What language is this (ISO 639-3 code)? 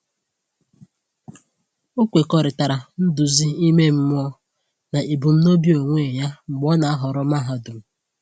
ibo